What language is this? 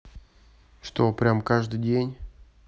Russian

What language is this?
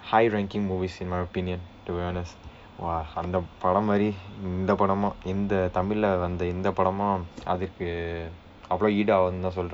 English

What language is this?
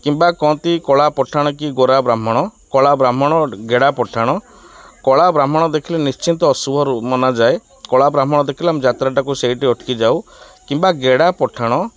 Odia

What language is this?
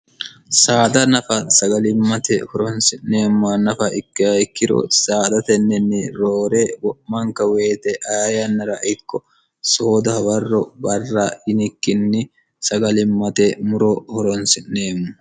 Sidamo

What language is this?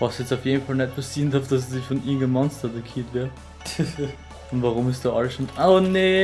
German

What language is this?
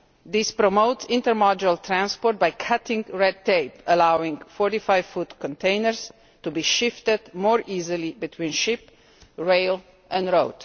English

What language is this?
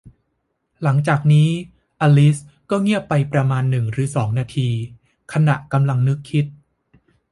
Thai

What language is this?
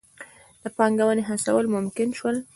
Pashto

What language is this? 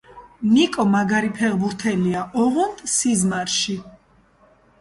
Georgian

